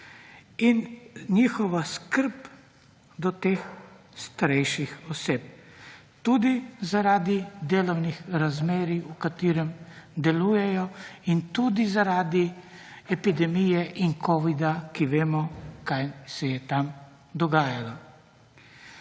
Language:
Slovenian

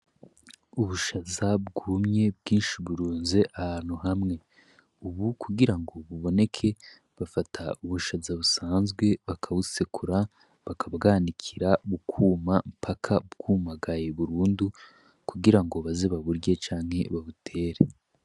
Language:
Rundi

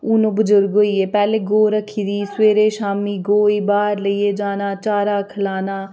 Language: Dogri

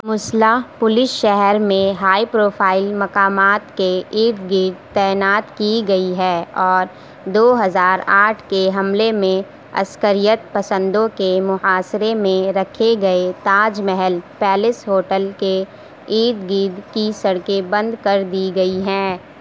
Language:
Urdu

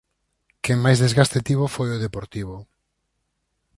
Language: Galician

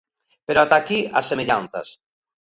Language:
Galician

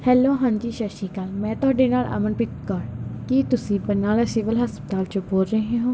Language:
Punjabi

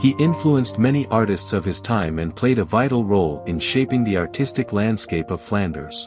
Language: English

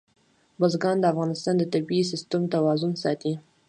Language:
Pashto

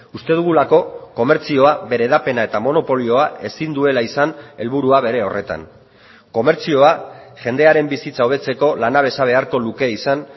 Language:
Basque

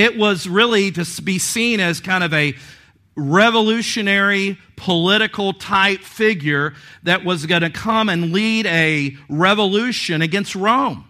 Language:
English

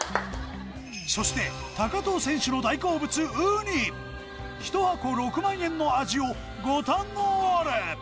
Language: Japanese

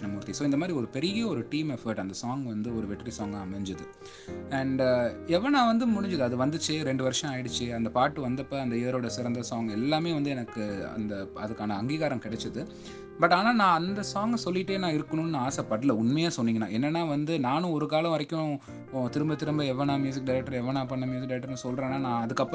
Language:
Tamil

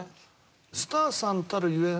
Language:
Japanese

